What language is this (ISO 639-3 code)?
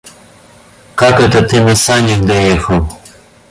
rus